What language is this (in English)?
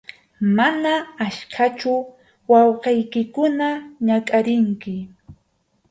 Arequipa-La Unión Quechua